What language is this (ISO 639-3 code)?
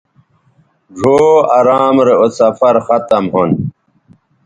btv